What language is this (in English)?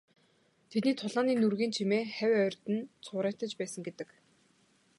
Mongolian